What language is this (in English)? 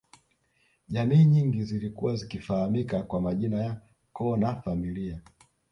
Swahili